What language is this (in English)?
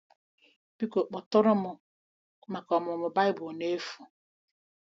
Igbo